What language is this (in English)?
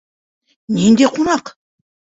Bashkir